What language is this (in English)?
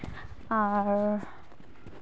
Santali